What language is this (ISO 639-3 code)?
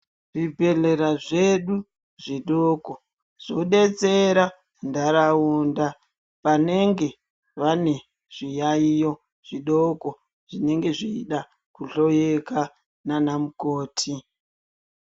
ndc